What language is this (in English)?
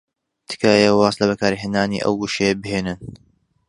Central Kurdish